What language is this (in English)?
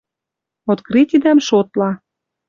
Western Mari